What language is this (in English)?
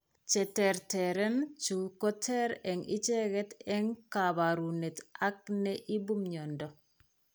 Kalenjin